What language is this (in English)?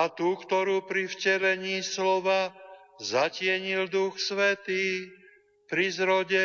Slovak